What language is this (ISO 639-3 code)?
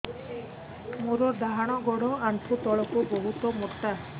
ori